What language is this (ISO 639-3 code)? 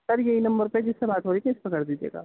urd